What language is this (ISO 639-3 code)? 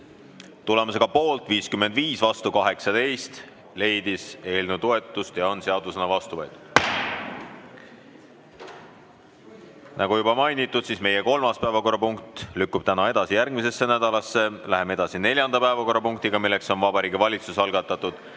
est